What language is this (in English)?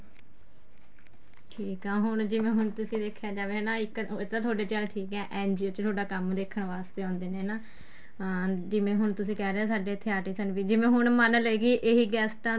Punjabi